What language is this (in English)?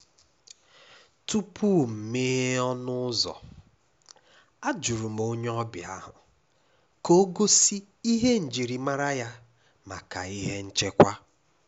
Igbo